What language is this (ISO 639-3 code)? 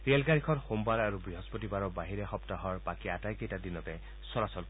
asm